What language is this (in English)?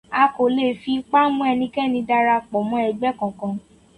Yoruba